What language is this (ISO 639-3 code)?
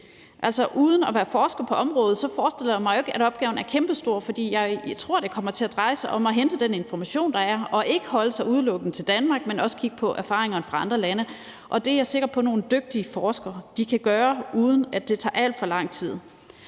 dan